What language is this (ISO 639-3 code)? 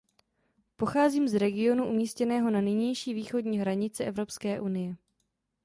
ces